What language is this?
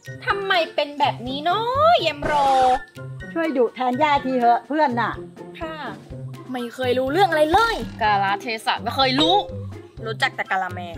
Thai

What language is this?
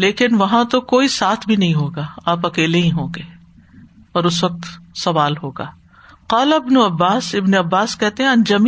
Urdu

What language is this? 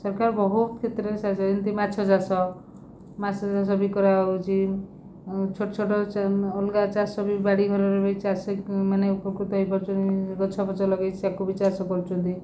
Odia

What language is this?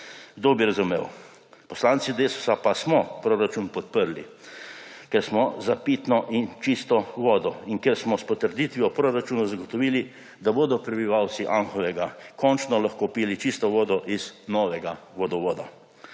Slovenian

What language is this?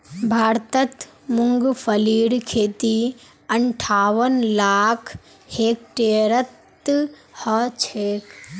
Magahi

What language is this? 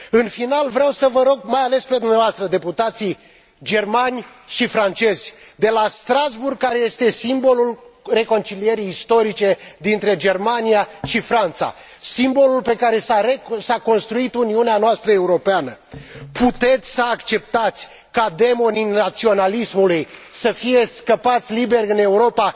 Romanian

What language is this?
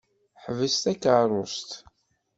Kabyle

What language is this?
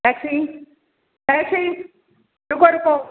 Marathi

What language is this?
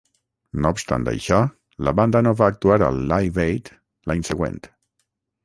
Catalan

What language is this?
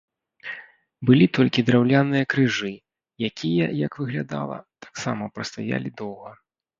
Belarusian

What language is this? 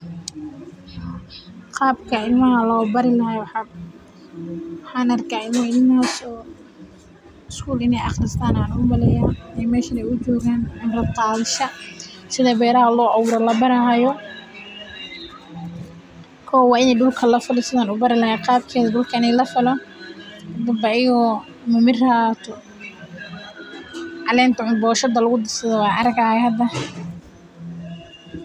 Somali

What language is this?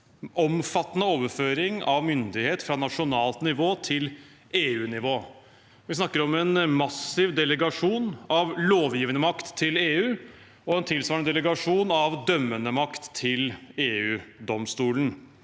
Norwegian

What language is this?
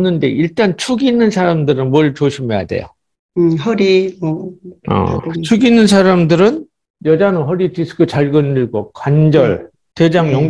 Korean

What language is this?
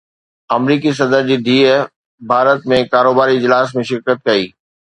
Sindhi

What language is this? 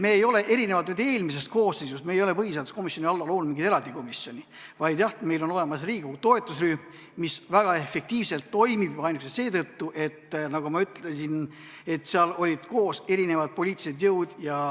Estonian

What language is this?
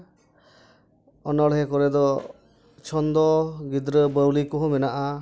Santali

